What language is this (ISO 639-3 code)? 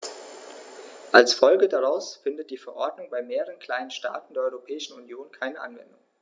deu